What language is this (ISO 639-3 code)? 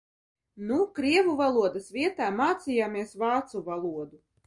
lav